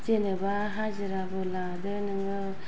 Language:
Bodo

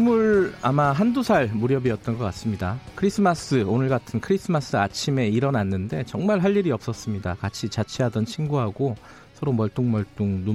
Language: Korean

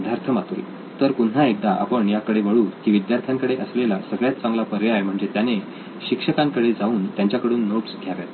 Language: Marathi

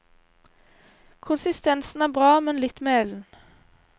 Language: Norwegian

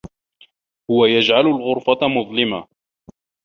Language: Arabic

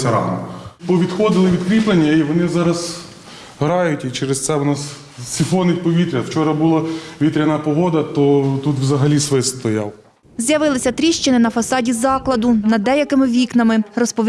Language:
Ukrainian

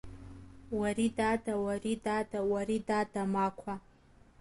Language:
Abkhazian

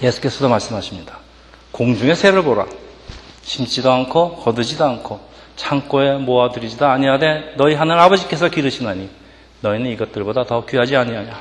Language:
Korean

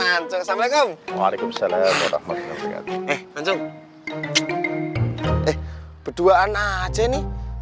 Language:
Indonesian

